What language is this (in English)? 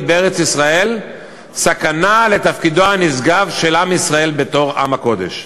Hebrew